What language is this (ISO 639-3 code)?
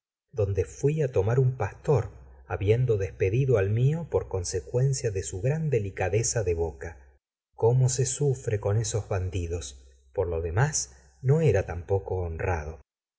spa